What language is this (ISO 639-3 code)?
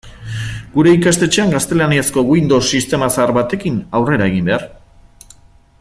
eus